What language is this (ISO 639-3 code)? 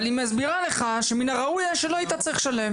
heb